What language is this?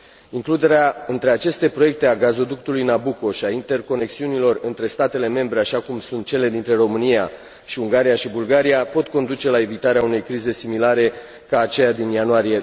Romanian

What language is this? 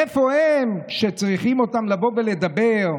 Hebrew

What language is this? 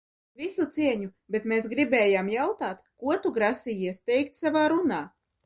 Latvian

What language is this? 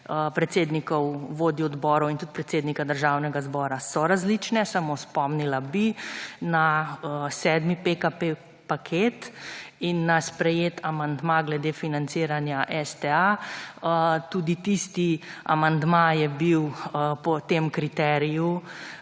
Slovenian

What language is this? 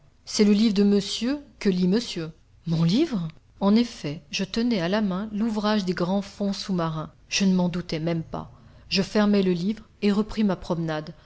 French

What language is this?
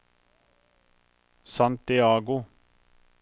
Norwegian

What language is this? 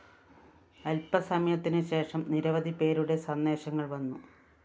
Malayalam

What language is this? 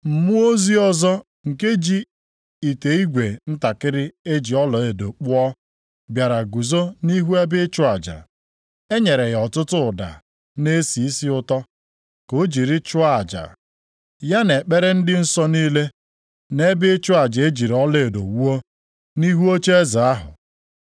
Igbo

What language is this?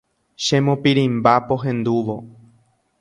Guarani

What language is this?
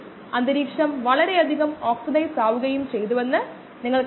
Malayalam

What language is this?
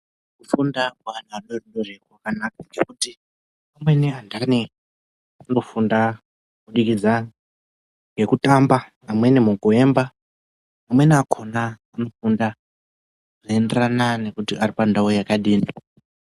Ndau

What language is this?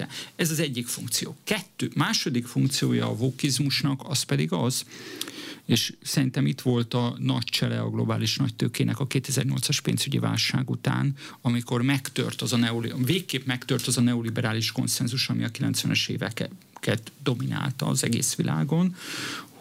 Hungarian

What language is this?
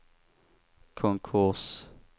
Swedish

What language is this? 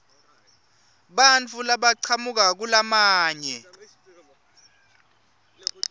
Swati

